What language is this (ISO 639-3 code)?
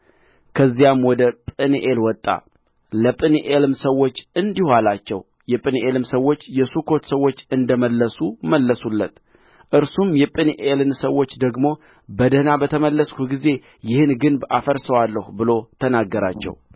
amh